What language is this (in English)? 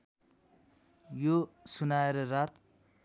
Nepali